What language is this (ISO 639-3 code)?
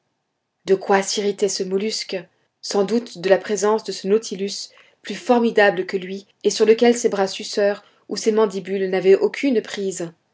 fra